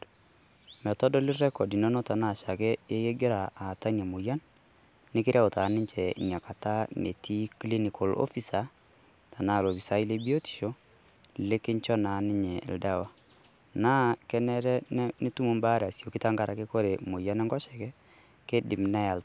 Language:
Masai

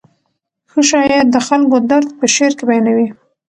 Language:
Pashto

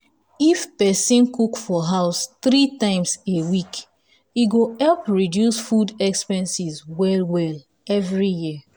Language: Nigerian Pidgin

